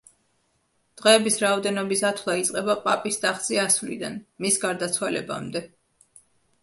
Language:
Georgian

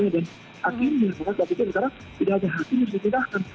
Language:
Indonesian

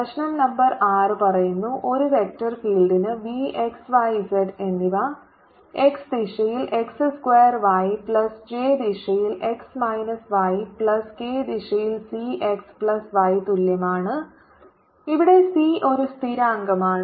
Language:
Malayalam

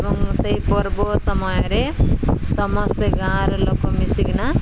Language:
Odia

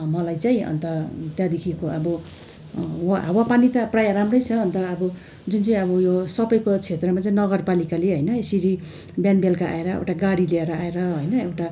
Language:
Nepali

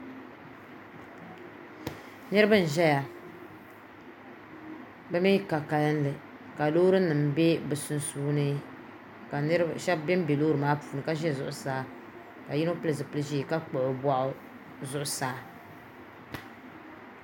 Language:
Dagbani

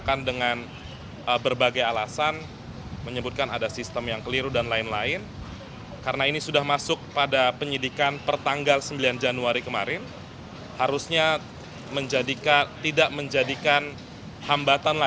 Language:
Indonesian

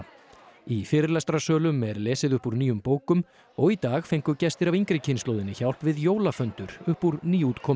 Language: Icelandic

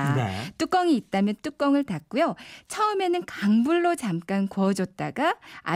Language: Korean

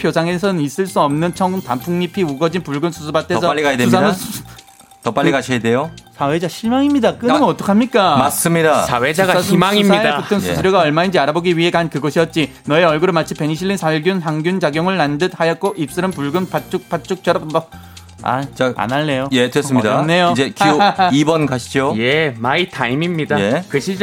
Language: Korean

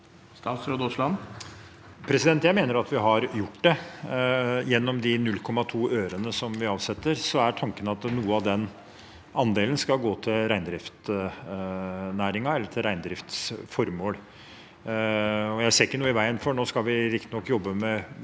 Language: Norwegian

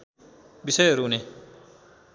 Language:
Nepali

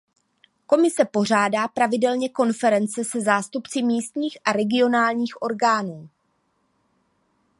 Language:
Czech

